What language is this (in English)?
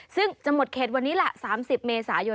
Thai